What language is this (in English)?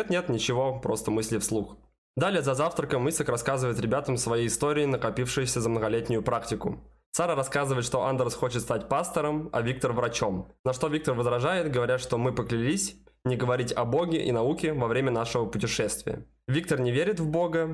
Russian